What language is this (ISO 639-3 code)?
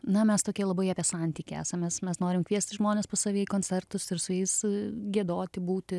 lit